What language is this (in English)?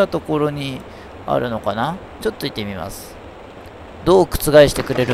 Japanese